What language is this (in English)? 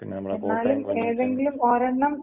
Malayalam